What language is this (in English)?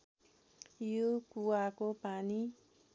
Nepali